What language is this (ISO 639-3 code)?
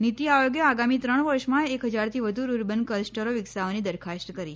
guj